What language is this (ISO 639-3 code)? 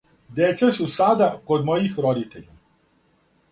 srp